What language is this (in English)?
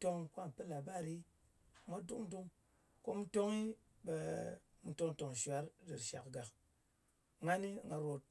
Ngas